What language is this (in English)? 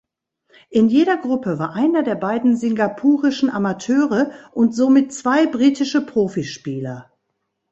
German